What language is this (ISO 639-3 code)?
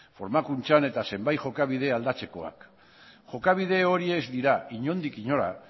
eus